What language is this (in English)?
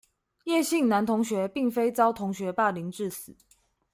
Chinese